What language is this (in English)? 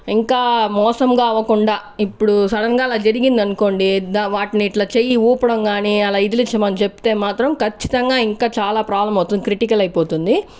Telugu